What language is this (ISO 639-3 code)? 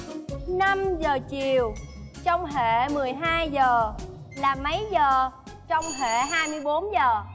vie